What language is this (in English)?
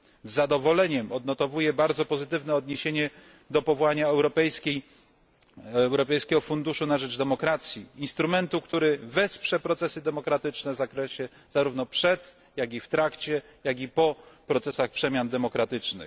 Polish